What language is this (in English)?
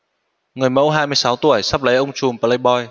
Vietnamese